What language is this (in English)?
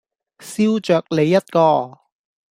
Cantonese